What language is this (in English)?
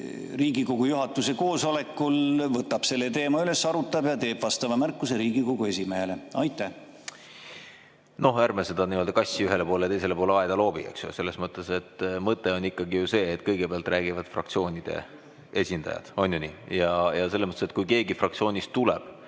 Estonian